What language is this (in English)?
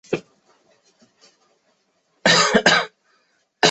Chinese